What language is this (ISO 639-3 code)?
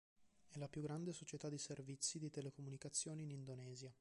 ita